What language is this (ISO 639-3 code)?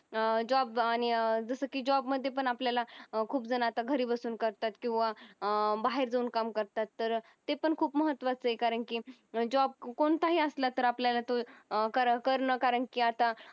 mar